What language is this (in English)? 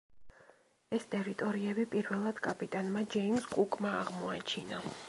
Georgian